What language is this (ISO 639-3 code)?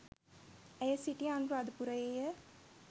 sin